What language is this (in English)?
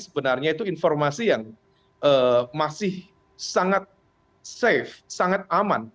Indonesian